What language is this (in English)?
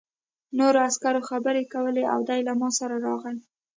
Pashto